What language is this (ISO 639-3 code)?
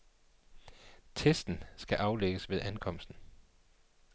dan